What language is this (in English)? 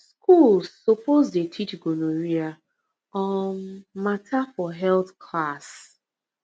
Nigerian Pidgin